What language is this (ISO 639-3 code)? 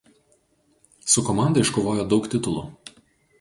lit